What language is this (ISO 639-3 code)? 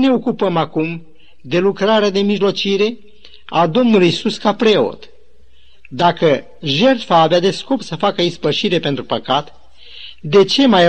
ron